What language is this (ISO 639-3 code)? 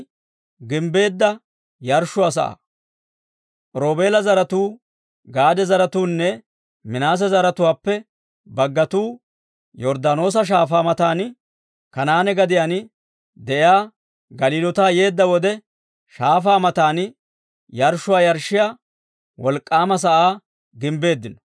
dwr